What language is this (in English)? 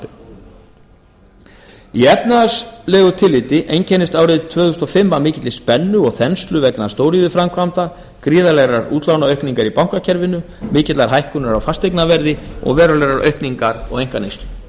Icelandic